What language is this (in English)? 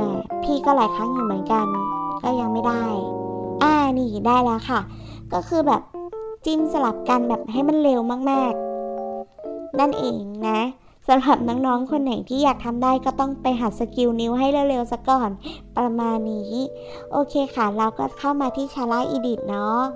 Thai